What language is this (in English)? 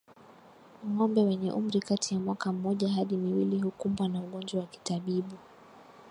Swahili